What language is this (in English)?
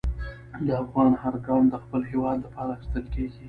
Pashto